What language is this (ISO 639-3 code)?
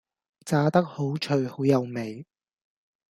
yue